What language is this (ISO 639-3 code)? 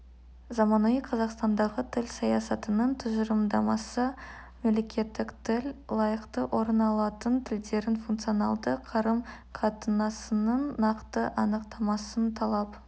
kaz